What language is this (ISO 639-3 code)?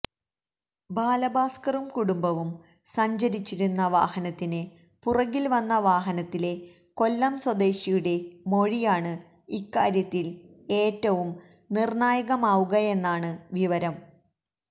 mal